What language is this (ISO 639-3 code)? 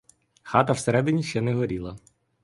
ukr